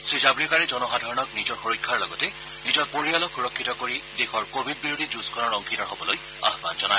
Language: Assamese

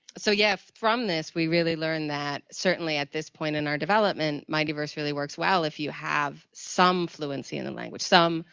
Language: English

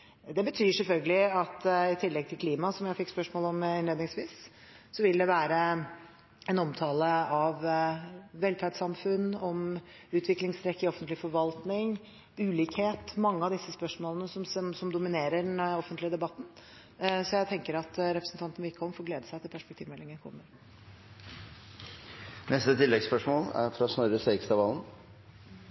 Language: Norwegian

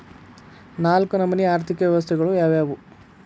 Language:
Kannada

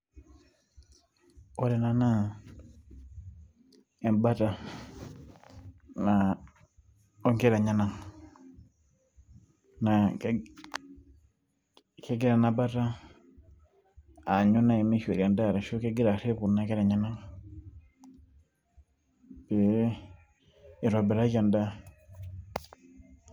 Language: Masai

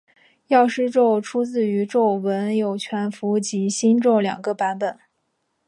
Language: Chinese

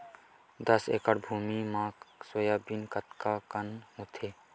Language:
Chhattisgarhi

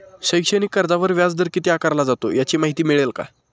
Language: Marathi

